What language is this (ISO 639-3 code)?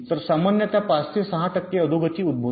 mar